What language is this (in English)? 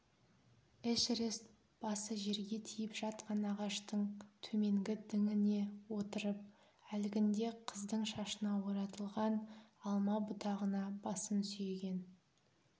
Kazakh